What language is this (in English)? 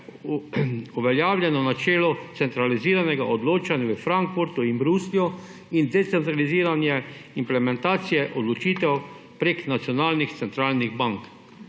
Slovenian